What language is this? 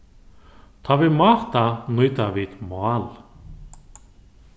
Faroese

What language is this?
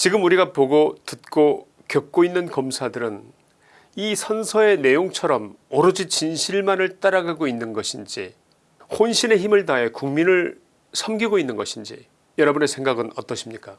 Korean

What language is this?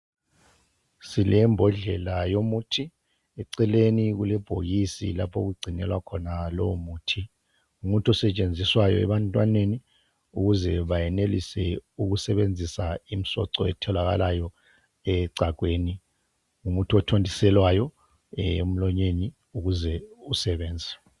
North Ndebele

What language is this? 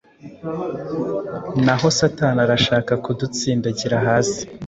Kinyarwanda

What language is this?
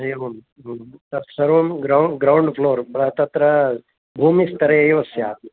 Sanskrit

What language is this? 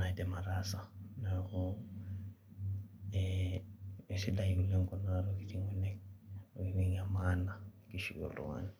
Masai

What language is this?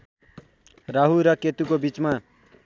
Nepali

